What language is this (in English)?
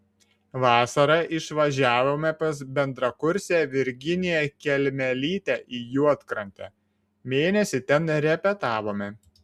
Lithuanian